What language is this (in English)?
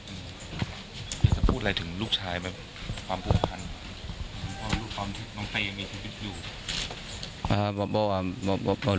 Thai